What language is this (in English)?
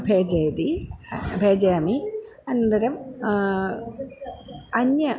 Sanskrit